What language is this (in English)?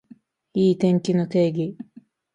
Japanese